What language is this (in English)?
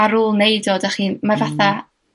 Welsh